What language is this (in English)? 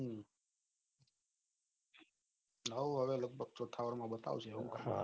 Gujarati